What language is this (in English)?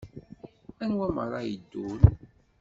Kabyle